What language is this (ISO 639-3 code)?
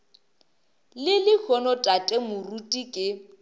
nso